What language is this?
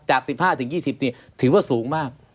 Thai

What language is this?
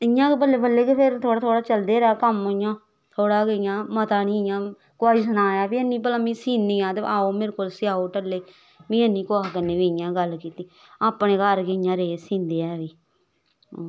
Dogri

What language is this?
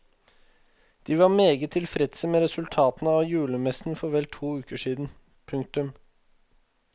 Norwegian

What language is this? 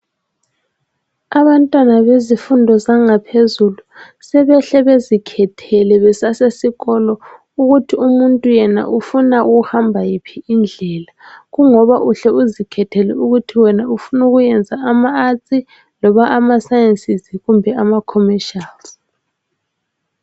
North Ndebele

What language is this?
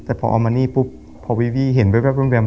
Thai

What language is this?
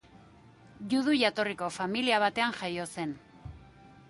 Basque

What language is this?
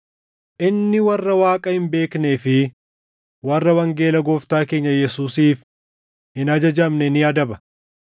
Oromo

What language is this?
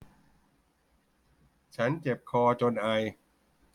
Thai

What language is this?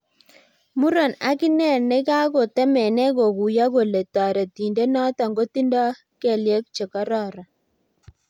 Kalenjin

